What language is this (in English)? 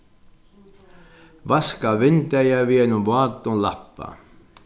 Faroese